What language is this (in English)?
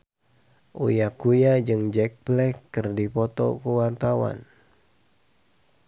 Sundanese